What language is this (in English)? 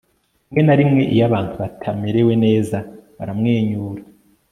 Kinyarwanda